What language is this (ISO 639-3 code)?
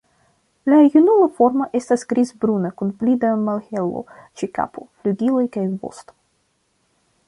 epo